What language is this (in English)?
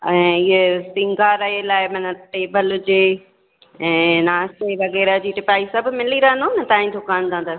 Sindhi